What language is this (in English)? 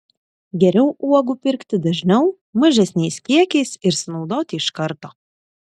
Lithuanian